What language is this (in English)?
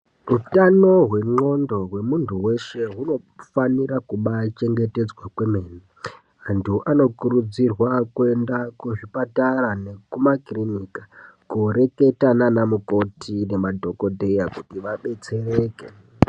Ndau